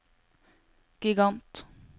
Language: Norwegian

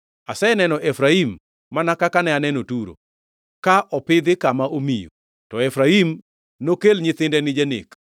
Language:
Luo (Kenya and Tanzania)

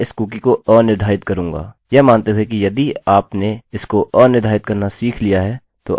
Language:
Hindi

